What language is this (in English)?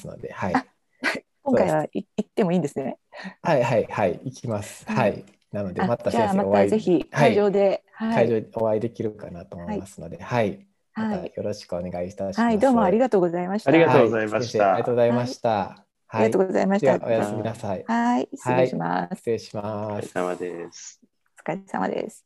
Japanese